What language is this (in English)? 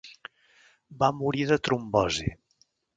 Catalan